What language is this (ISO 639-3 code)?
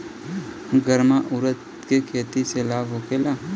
bho